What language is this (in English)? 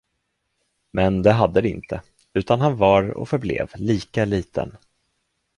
Swedish